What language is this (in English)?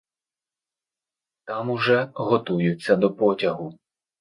Ukrainian